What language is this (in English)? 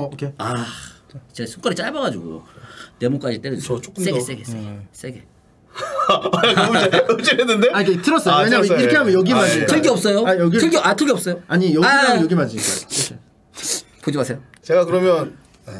Korean